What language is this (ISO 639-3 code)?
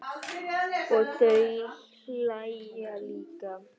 isl